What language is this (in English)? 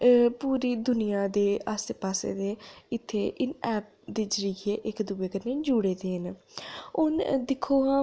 Dogri